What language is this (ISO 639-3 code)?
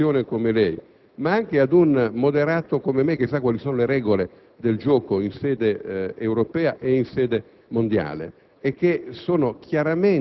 ita